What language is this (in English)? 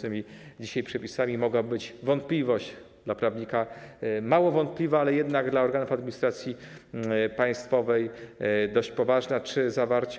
Polish